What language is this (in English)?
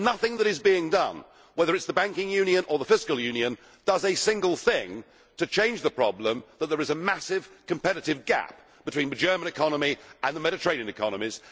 English